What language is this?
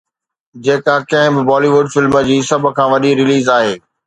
Sindhi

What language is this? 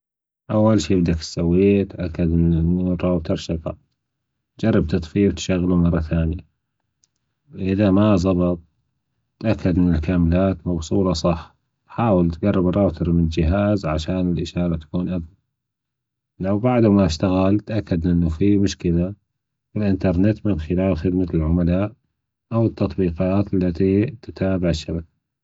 Gulf Arabic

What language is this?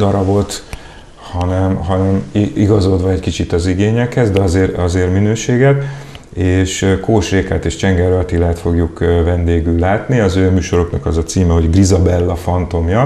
Hungarian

